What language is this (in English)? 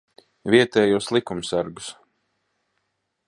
Latvian